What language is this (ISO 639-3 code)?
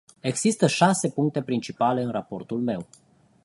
ron